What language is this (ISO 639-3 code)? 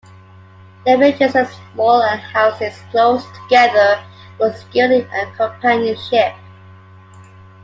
eng